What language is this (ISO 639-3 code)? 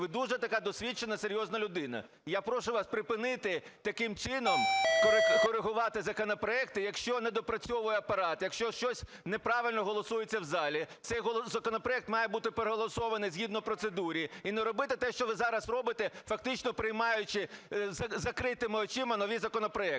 ukr